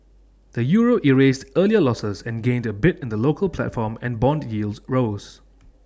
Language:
English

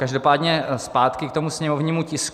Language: Czech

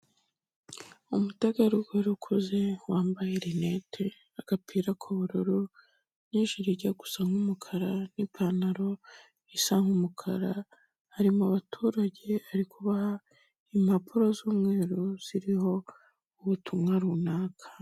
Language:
Kinyarwanda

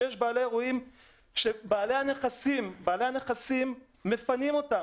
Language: Hebrew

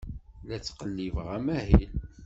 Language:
Kabyle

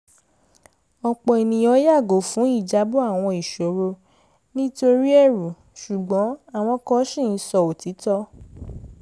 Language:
Yoruba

